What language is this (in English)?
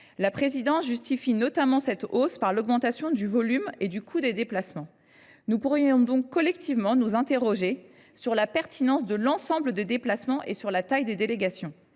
French